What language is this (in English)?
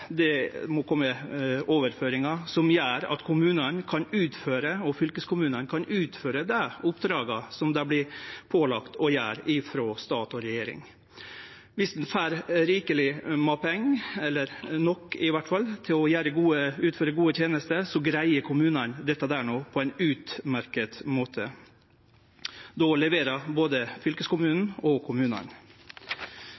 Norwegian Nynorsk